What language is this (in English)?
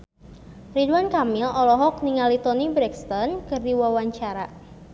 Sundanese